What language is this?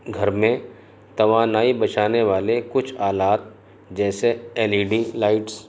Urdu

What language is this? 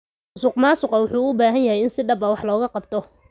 Somali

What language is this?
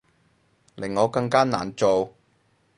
Cantonese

